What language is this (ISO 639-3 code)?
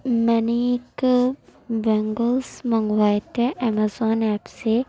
urd